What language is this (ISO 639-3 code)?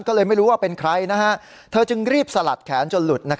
tha